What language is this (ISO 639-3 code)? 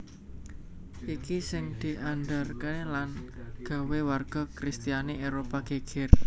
jav